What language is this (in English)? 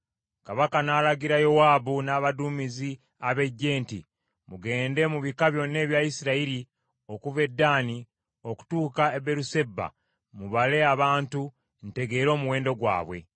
Ganda